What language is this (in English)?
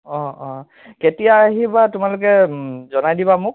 Assamese